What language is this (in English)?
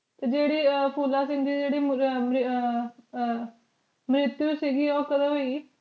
Punjabi